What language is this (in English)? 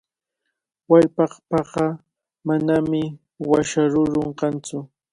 Cajatambo North Lima Quechua